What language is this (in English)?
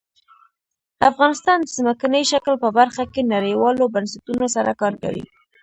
Pashto